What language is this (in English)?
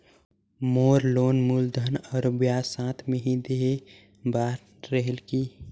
Chhattisgarhi